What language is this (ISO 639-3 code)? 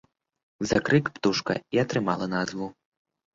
bel